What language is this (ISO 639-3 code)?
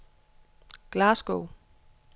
dan